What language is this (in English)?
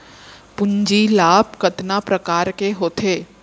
Chhattisgarhi